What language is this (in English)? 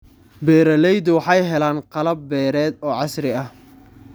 Somali